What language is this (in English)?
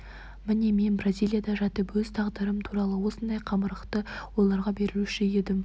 Kazakh